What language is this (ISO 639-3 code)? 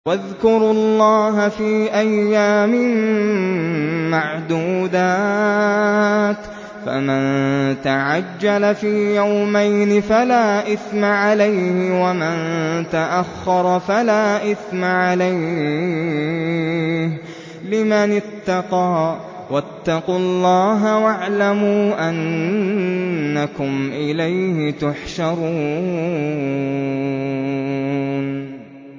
ara